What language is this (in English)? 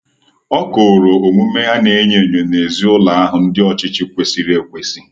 Igbo